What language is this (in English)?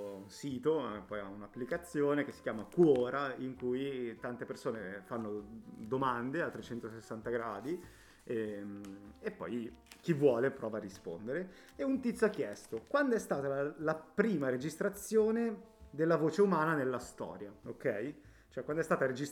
Italian